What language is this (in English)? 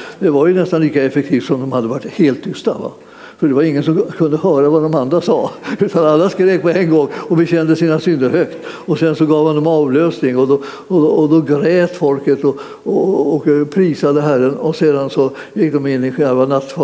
Swedish